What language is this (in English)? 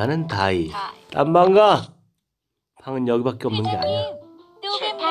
Korean